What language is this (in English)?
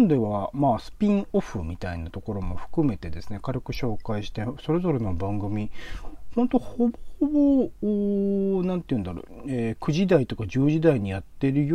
Japanese